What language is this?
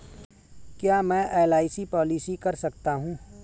Hindi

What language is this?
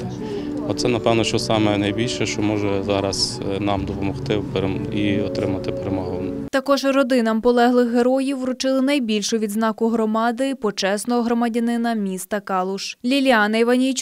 Ukrainian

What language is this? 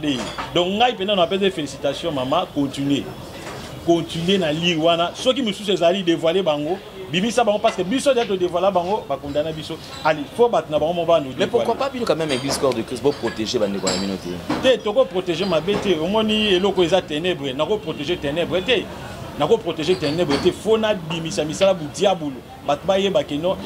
French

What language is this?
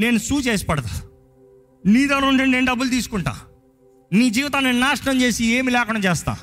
Telugu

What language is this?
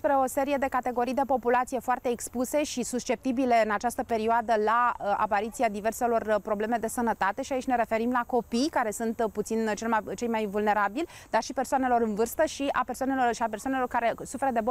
Romanian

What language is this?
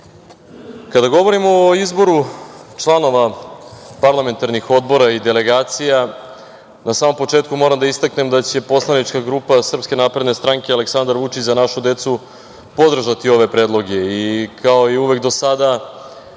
Serbian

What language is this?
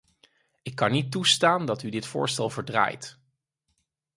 Dutch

